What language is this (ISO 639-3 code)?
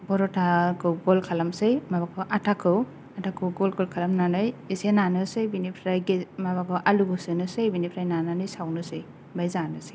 brx